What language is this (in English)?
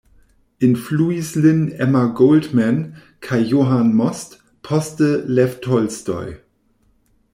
Esperanto